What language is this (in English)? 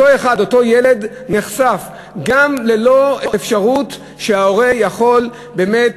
Hebrew